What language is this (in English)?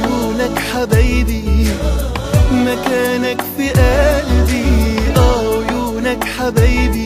Arabic